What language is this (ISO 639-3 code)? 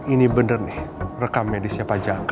ind